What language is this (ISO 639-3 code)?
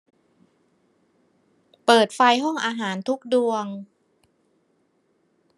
tha